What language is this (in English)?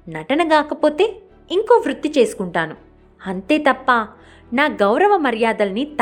Telugu